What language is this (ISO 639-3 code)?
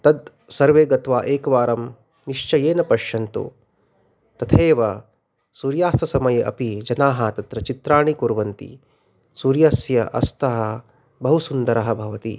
san